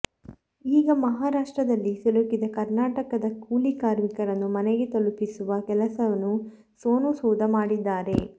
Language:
Kannada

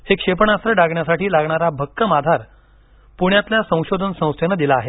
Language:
Marathi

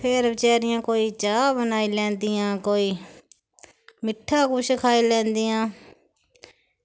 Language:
Dogri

